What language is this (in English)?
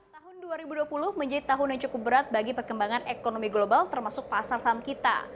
Indonesian